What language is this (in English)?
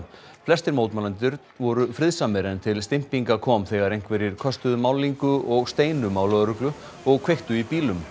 Icelandic